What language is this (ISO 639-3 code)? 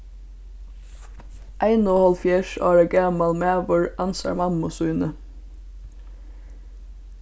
fao